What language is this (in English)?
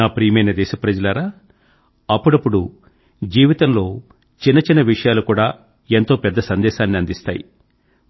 Telugu